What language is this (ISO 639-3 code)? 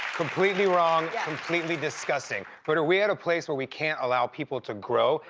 eng